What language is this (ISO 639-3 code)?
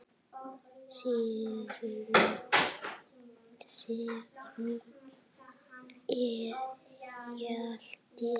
isl